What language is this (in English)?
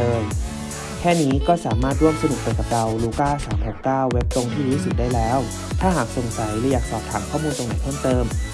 Thai